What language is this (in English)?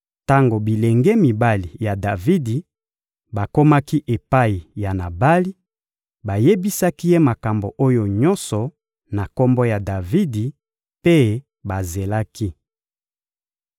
Lingala